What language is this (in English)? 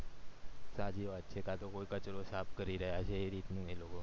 Gujarati